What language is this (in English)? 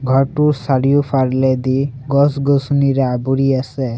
Assamese